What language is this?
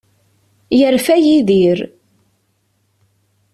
Kabyle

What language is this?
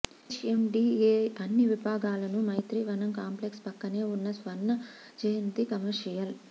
Telugu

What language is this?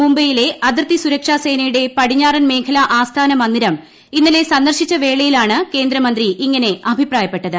Malayalam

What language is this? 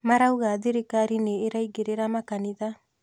Kikuyu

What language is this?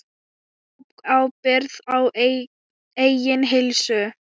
Icelandic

